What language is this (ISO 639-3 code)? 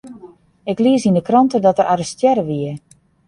fry